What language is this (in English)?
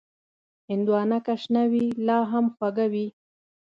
Pashto